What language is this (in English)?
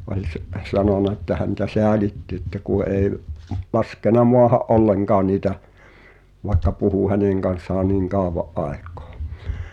Finnish